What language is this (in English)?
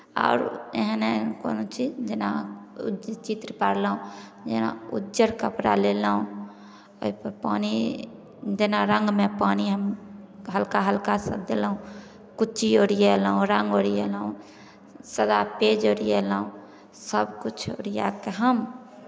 Maithili